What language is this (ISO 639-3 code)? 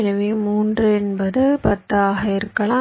tam